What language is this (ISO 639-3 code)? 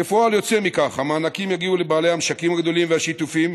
heb